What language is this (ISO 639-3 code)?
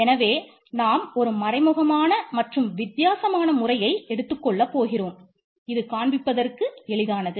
tam